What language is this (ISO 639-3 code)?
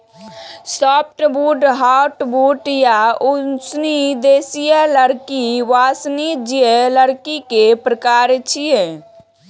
mai